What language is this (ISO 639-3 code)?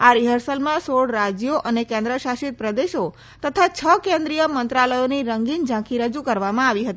guj